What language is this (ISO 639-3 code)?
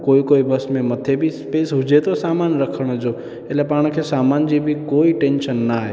snd